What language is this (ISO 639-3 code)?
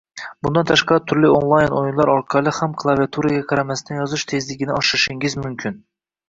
uzb